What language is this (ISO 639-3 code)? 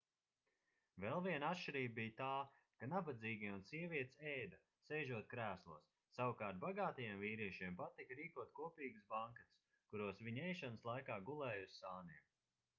lav